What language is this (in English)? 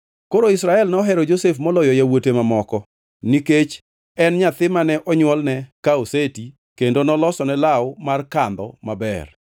Luo (Kenya and Tanzania)